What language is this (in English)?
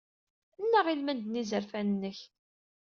Kabyle